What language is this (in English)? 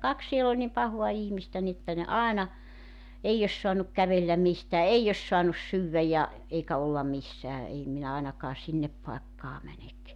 Finnish